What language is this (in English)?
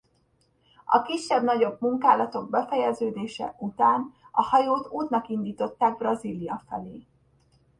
Hungarian